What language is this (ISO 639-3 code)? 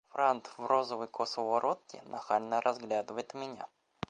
rus